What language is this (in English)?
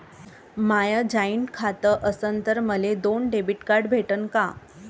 Marathi